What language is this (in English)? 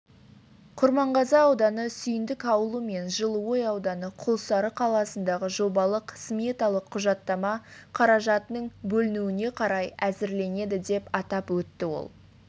Kazakh